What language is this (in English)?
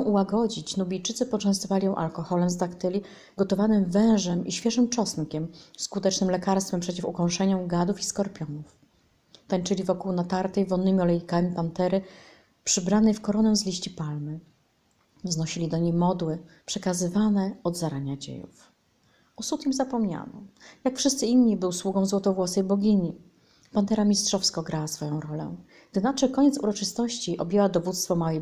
Polish